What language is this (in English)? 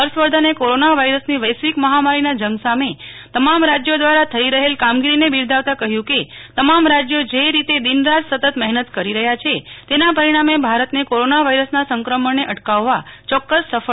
Gujarati